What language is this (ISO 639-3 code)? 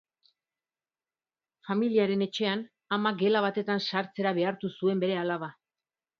eus